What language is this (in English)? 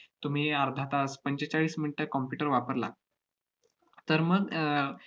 Marathi